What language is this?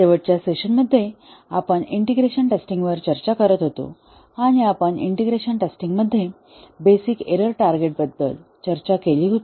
Marathi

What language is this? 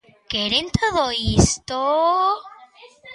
Galician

